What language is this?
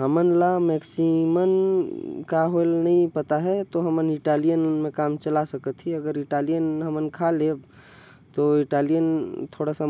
Korwa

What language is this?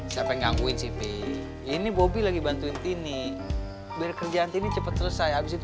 Indonesian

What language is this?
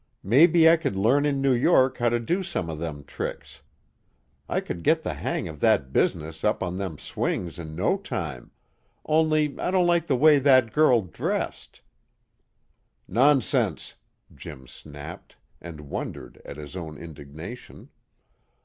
English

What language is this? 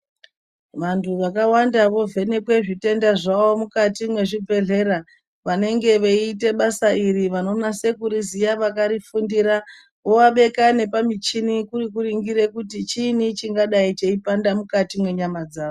Ndau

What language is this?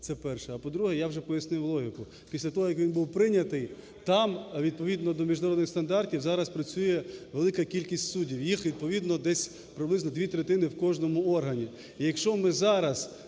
Ukrainian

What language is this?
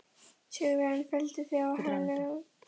Icelandic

